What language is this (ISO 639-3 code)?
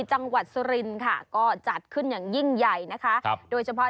tha